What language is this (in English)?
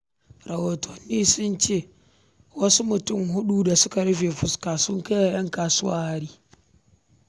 Hausa